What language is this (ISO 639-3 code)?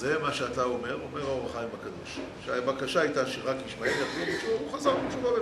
heb